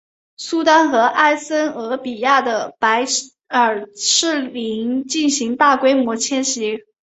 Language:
Chinese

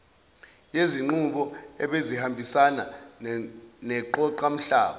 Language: Zulu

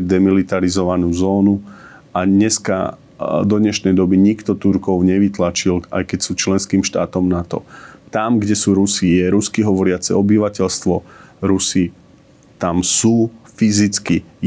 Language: Slovak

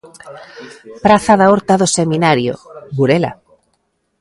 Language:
Galician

